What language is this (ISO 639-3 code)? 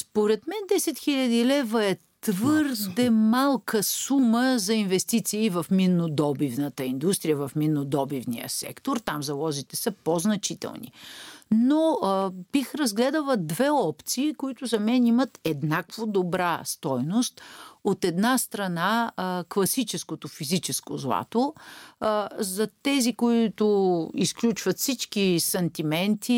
bul